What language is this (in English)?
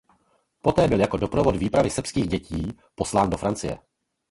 Czech